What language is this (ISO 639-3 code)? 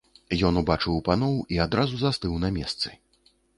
bel